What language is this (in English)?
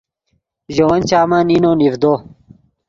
Yidgha